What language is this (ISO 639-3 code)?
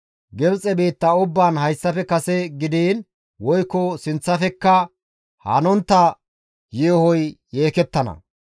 gmv